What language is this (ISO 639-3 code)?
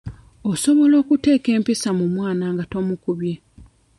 lug